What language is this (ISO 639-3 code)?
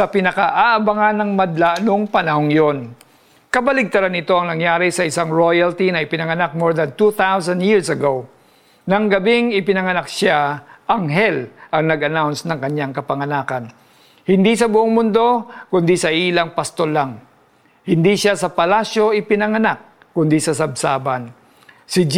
fil